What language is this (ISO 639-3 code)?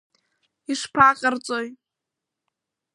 abk